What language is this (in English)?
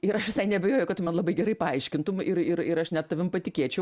Lithuanian